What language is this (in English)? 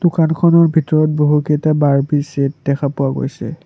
Assamese